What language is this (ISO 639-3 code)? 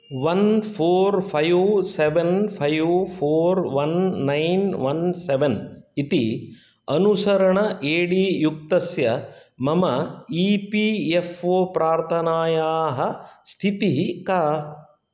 san